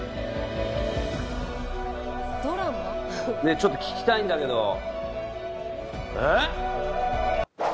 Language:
Japanese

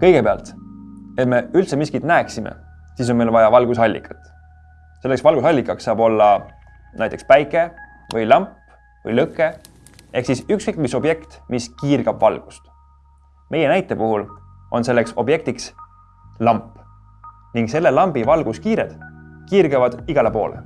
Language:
Estonian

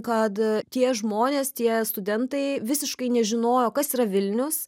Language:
Lithuanian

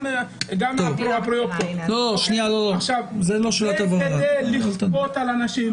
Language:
Hebrew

